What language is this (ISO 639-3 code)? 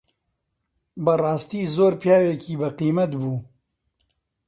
ckb